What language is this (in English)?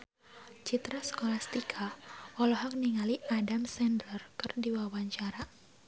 Sundanese